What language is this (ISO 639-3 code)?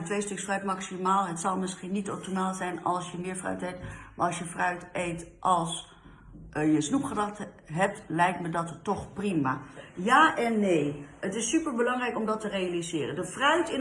nld